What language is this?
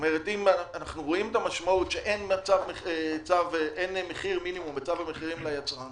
Hebrew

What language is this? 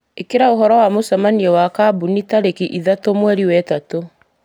Kikuyu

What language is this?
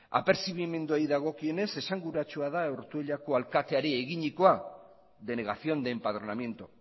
Basque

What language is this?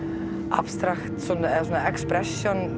Icelandic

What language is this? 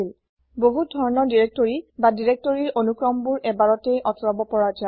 Assamese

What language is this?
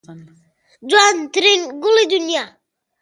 Central Kurdish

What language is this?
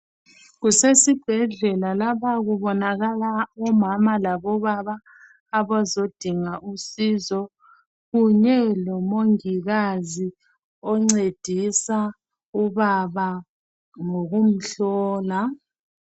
North Ndebele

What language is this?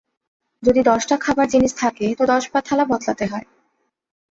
Bangla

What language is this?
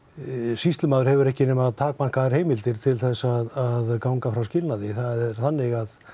Icelandic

